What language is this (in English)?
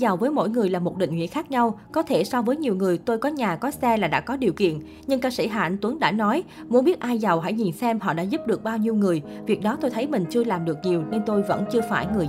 Vietnamese